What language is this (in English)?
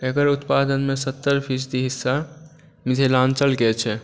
Maithili